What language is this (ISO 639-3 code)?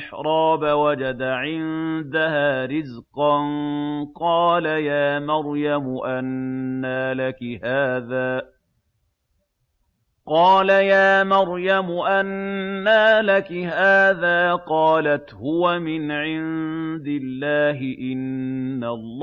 ara